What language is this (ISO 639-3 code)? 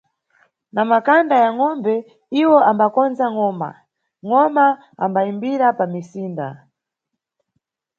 nyu